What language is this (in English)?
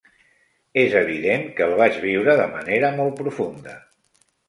Catalan